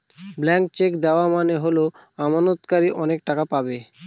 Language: Bangla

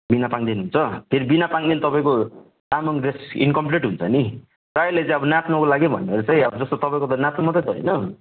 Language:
Nepali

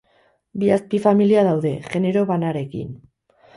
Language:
Basque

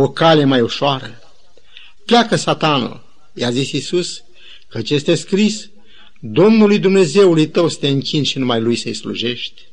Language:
Romanian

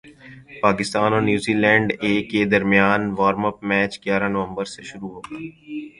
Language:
Urdu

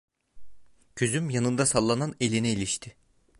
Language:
Turkish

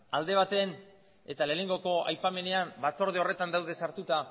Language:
Basque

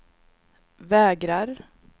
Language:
Swedish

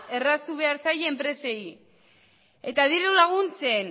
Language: Basque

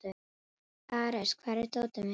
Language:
Icelandic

